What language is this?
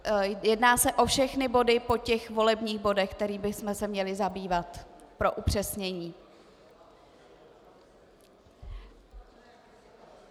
Czech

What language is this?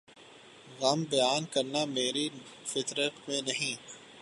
Urdu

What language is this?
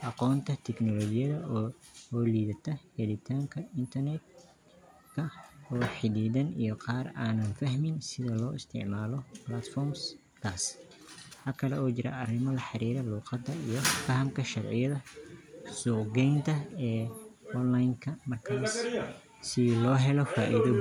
Somali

